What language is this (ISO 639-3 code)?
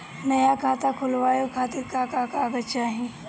bho